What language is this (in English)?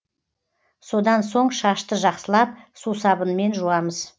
Kazakh